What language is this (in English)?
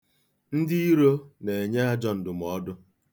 Igbo